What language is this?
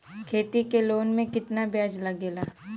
Bhojpuri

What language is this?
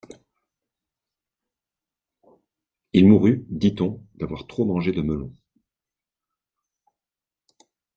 French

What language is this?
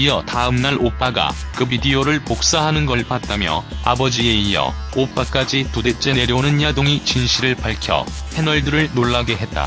Korean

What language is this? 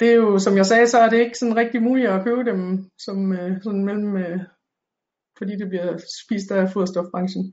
Danish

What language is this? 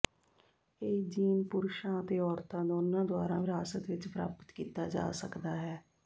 Punjabi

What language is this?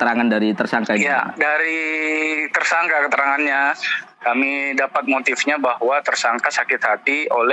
Indonesian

